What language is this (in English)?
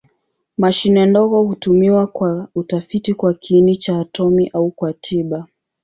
Swahili